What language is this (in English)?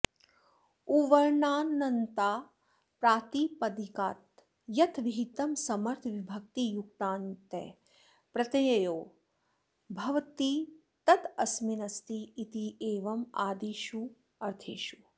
Sanskrit